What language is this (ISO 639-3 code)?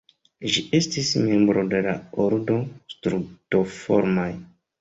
epo